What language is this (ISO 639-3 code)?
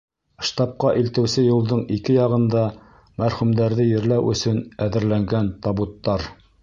bak